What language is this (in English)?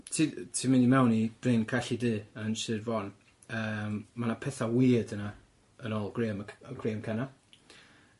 Welsh